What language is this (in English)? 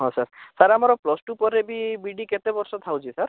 Odia